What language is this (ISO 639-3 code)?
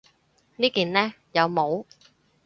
yue